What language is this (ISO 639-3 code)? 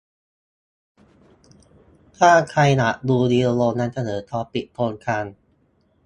tha